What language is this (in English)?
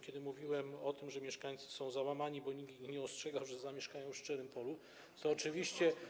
Polish